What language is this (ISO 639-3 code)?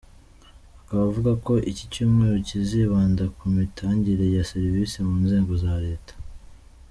kin